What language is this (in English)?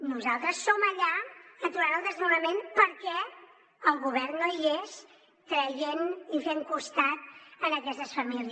Catalan